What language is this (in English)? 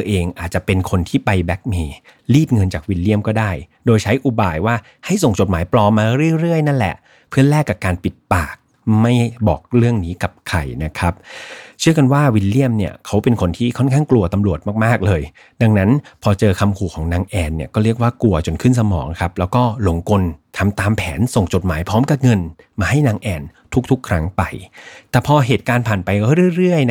Thai